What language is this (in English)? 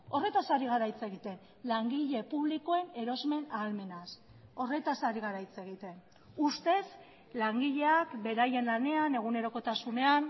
Basque